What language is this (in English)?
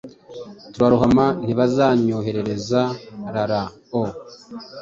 Kinyarwanda